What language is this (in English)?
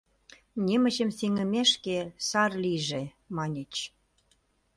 Mari